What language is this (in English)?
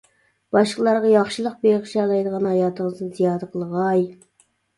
Uyghur